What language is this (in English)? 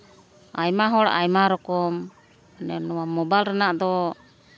Santali